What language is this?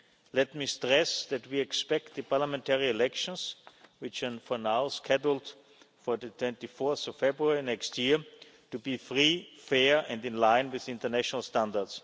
English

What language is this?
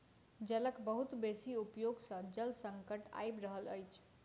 Maithili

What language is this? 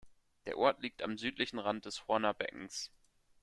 German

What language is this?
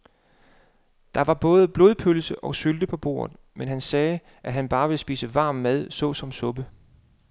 Danish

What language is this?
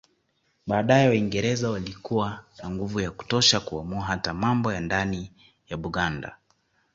Swahili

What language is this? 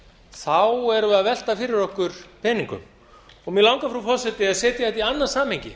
Icelandic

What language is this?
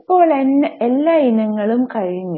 Malayalam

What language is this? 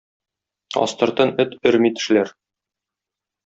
Tatar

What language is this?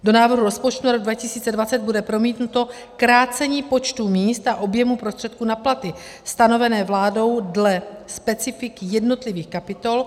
Czech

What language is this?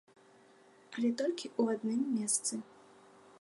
Belarusian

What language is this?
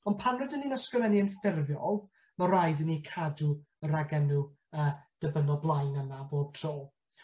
Welsh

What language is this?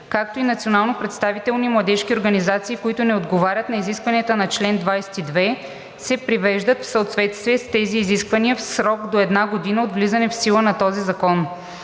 Bulgarian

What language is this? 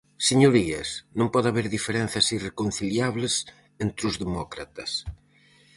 Galician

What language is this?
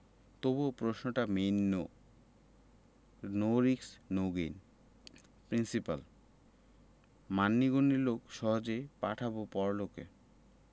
Bangla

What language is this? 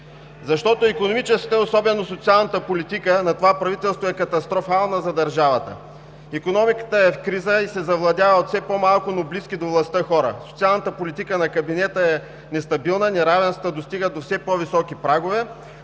Bulgarian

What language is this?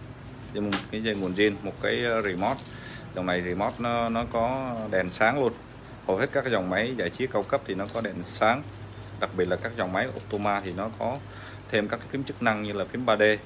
Vietnamese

